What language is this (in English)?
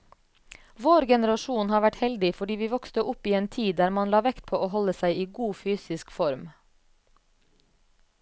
Norwegian